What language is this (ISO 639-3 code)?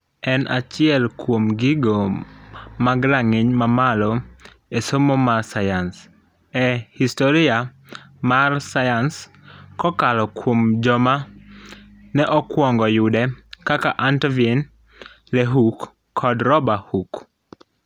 luo